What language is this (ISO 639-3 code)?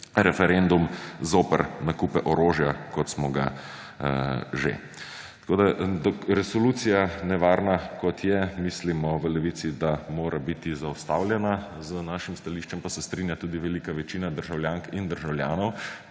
slv